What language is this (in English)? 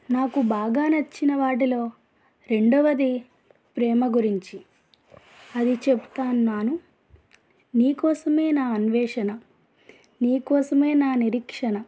Telugu